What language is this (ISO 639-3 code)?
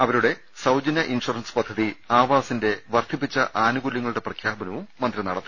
mal